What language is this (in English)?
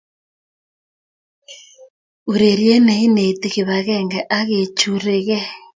Kalenjin